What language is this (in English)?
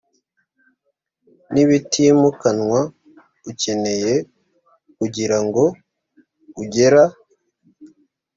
Kinyarwanda